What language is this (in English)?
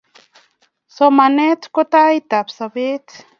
Kalenjin